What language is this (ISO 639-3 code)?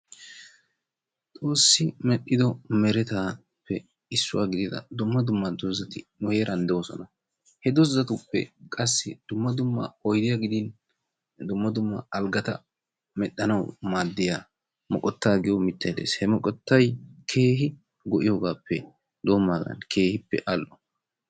wal